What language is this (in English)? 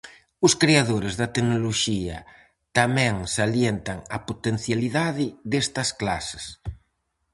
Galician